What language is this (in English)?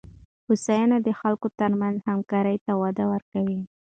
Pashto